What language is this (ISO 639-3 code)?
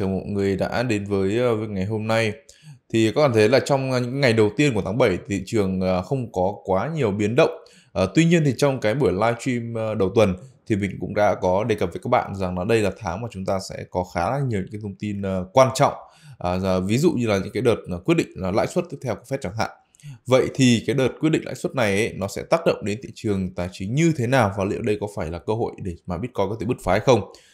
vie